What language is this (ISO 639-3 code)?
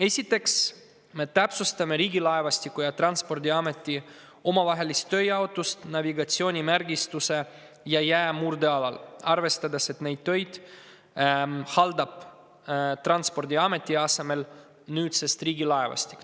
est